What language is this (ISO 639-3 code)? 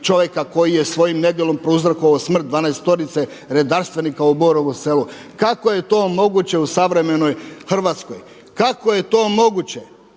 hrv